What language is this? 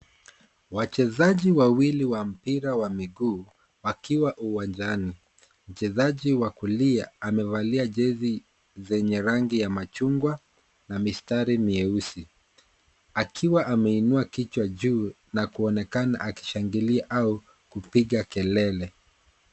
Swahili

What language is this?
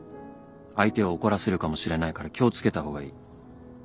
Japanese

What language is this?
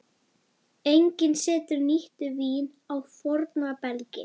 Icelandic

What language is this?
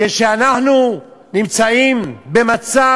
Hebrew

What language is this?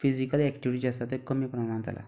Konkani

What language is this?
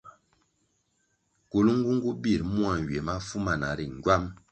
Kwasio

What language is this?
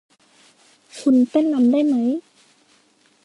Thai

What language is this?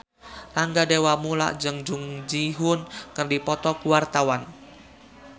Sundanese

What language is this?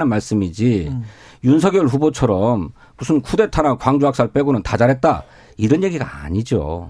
Korean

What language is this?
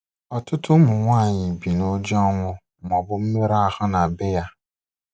Igbo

